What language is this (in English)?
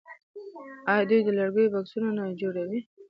Pashto